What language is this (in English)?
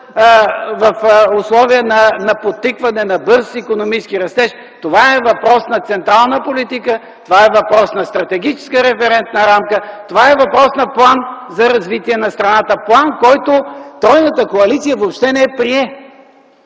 Bulgarian